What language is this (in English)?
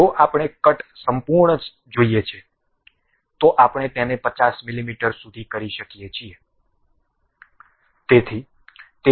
Gujarati